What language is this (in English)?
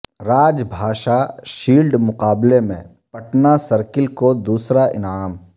Urdu